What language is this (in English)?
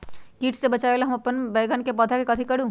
Magahi